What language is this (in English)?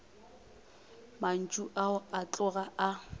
Northern Sotho